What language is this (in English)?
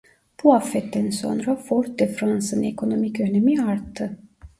Turkish